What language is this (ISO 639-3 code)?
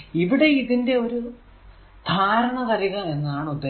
mal